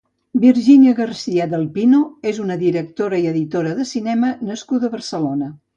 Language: Catalan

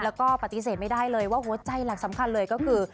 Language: Thai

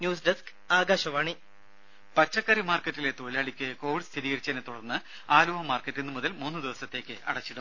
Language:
Malayalam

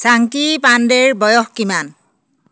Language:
Assamese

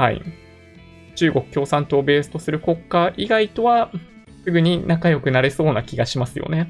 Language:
Japanese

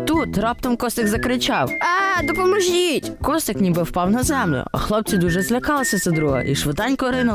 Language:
Ukrainian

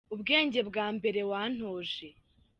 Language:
Kinyarwanda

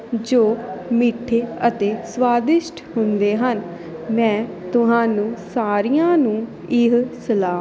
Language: Punjabi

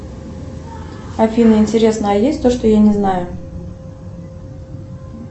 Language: Russian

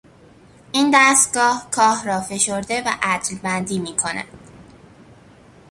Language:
Persian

